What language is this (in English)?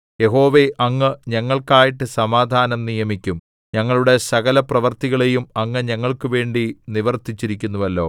Malayalam